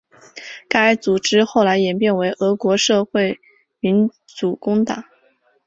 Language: Chinese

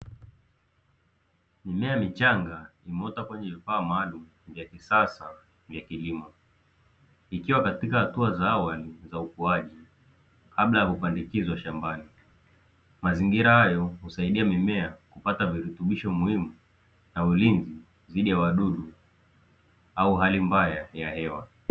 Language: Swahili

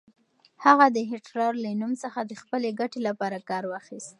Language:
Pashto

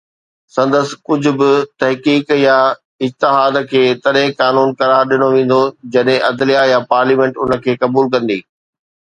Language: Sindhi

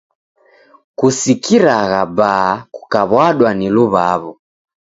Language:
Taita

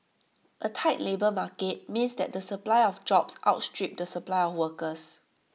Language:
English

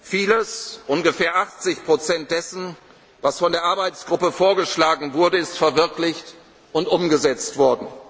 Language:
German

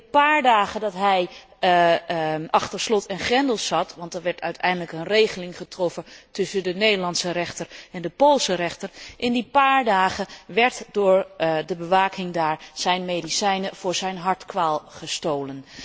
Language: Dutch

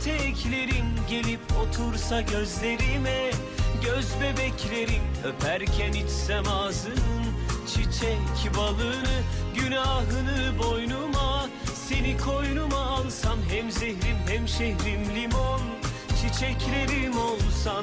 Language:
Turkish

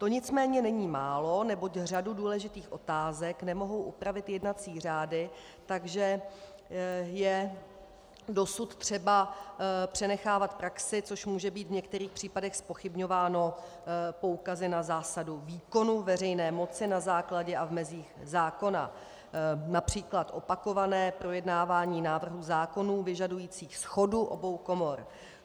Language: Czech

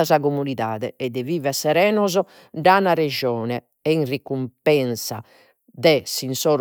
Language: Sardinian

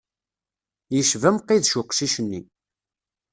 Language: Kabyle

